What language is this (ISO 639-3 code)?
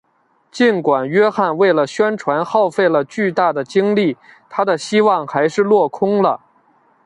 zho